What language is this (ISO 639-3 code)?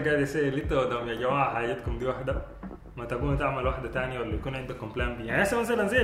ara